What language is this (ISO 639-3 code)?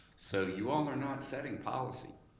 eng